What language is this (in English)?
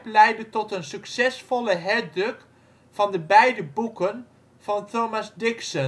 Dutch